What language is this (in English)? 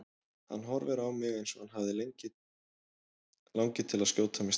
Icelandic